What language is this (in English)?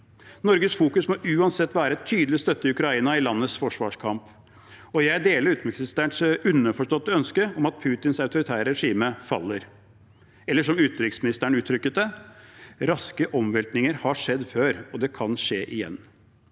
Norwegian